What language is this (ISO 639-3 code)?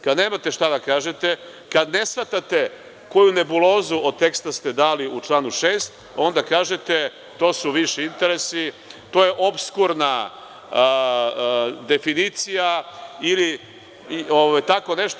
srp